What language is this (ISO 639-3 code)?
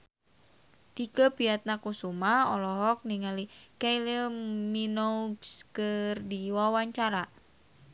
sun